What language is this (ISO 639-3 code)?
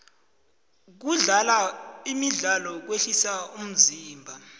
nbl